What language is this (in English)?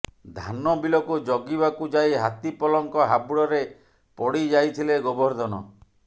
Odia